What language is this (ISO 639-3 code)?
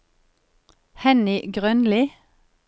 nor